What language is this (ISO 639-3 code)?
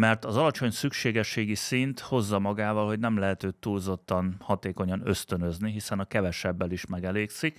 hun